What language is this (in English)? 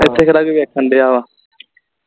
Punjabi